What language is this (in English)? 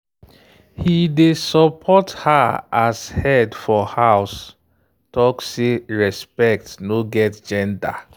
Nigerian Pidgin